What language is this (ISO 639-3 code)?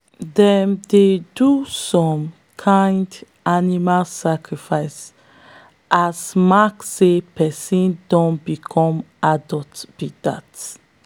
pcm